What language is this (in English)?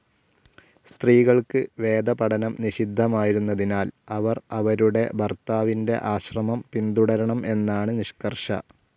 Malayalam